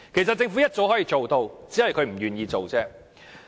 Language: Cantonese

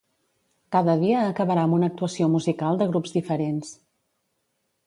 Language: Catalan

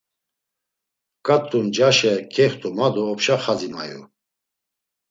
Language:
Laz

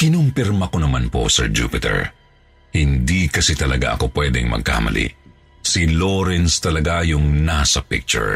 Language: Filipino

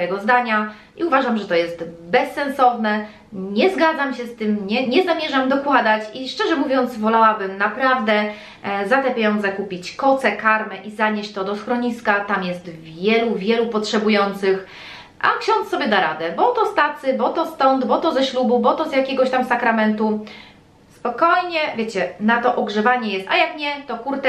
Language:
Polish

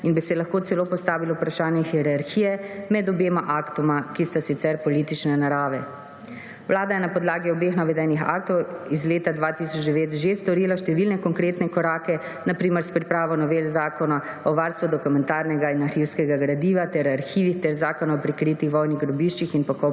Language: Slovenian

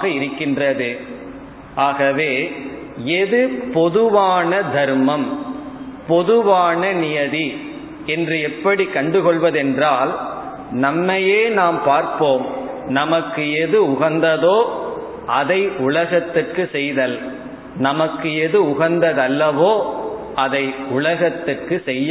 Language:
Tamil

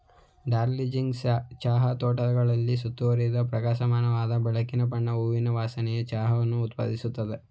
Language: Kannada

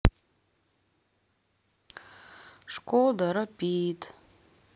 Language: Russian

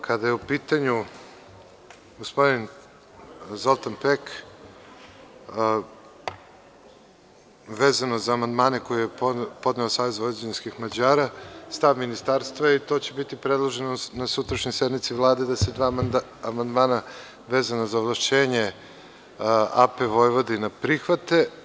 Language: Serbian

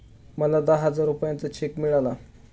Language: Marathi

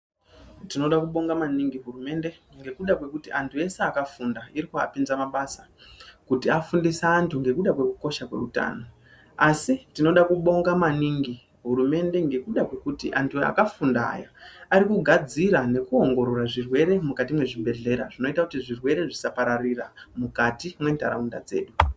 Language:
Ndau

